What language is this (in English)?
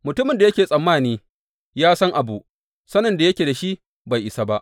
Hausa